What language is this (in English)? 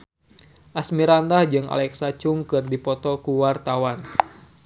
Sundanese